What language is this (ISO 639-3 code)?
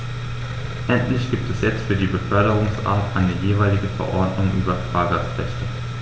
deu